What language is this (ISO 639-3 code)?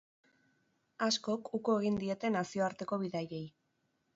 eus